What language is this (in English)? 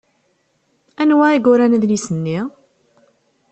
Kabyle